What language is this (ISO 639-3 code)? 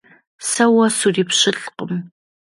kbd